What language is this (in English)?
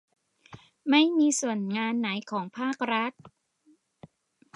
Thai